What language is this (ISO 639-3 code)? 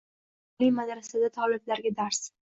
uzb